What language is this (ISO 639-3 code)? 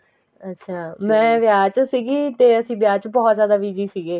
pan